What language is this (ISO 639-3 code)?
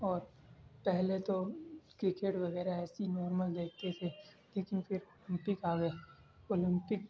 urd